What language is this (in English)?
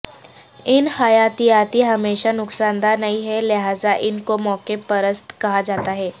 Urdu